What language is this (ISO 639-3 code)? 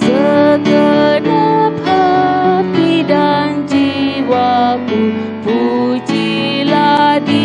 ind